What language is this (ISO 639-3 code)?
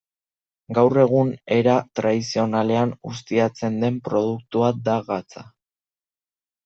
eus